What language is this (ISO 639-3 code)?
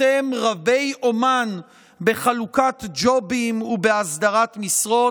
heb